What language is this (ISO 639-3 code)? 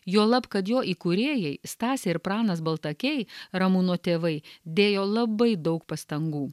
lit